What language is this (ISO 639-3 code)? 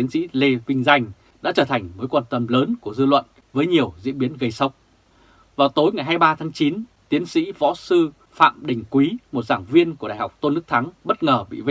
vie